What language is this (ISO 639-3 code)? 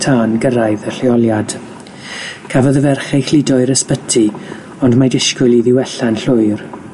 cym